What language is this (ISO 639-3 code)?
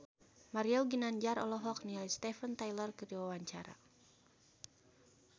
sun